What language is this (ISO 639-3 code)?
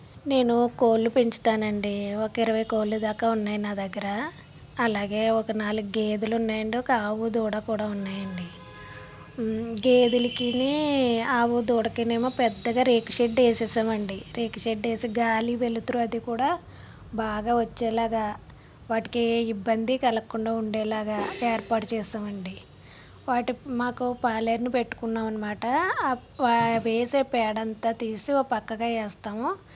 tel